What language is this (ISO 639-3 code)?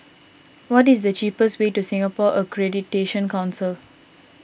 eng